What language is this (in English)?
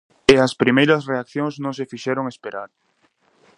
Galician